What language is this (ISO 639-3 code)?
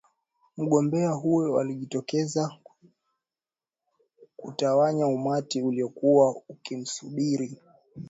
swa